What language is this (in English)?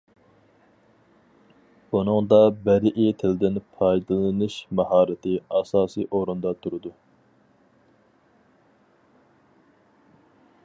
Uyghur